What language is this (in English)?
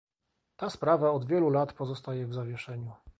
Polish